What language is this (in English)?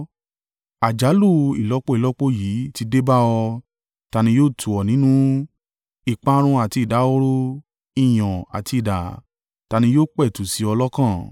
Yoruba